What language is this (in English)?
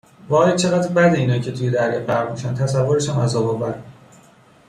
Persian